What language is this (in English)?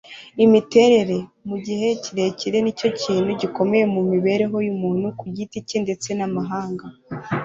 Kinyarwanda